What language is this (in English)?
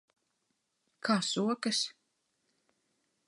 Latvian